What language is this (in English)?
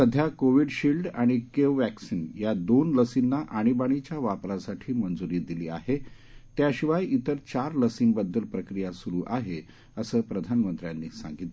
Marathi